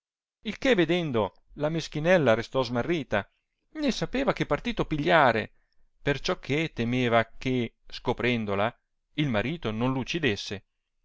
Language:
Italian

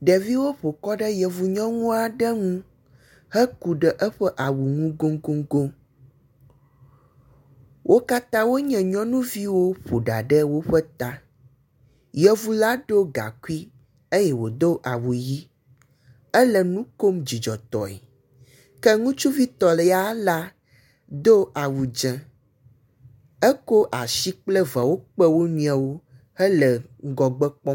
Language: Ewe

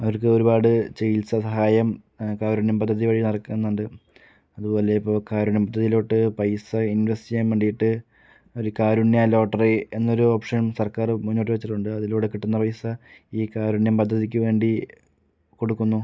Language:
Malayalam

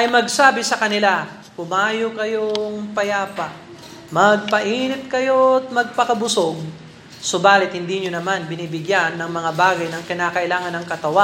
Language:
Filipino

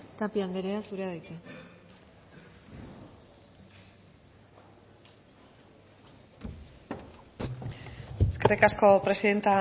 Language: Basque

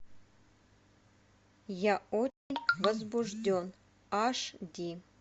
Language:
Russian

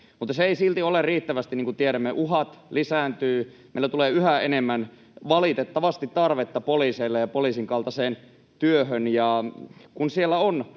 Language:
Finnish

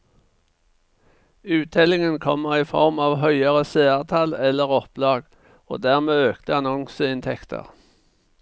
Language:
Norwegian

